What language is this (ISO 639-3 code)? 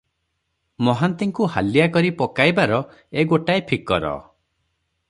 ori